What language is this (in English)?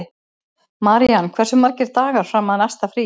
Icelandic